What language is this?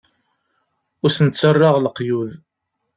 Kabyle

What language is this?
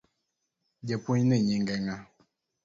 Luo (Kenya and Tanzania)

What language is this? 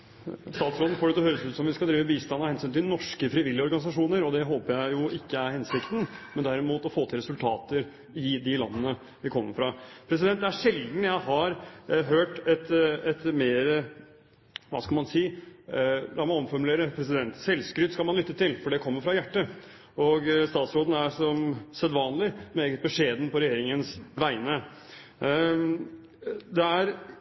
Norwegian Bokmål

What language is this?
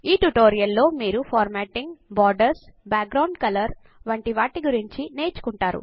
Telugu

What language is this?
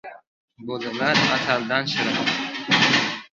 Uzbek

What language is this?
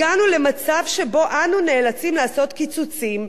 Hebrew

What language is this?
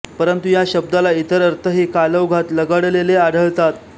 Marathi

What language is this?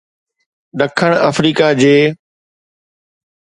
Sindhi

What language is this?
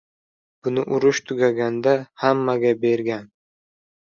Uzbek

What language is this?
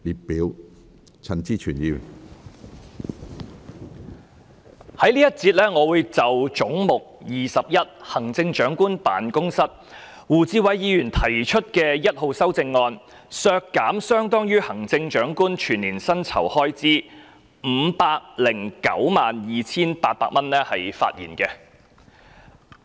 Cantonese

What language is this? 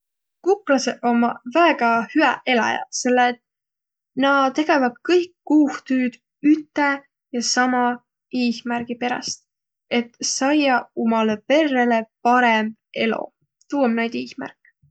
Võro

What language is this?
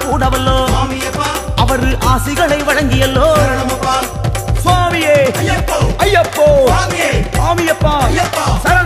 Tamil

